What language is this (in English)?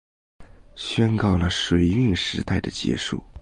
Chinese